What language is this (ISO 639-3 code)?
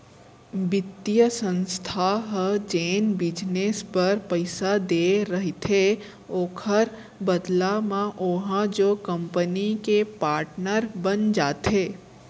hne